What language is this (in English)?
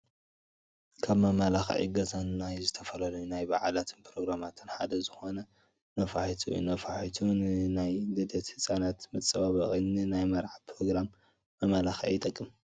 Tigrinya